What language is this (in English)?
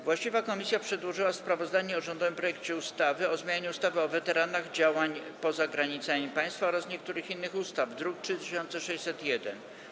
Polish